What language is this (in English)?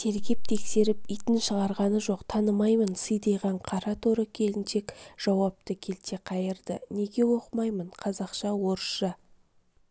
Kazakh